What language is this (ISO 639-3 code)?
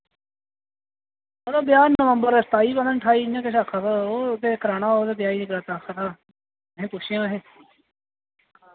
doi